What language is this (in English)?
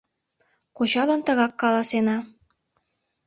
Mari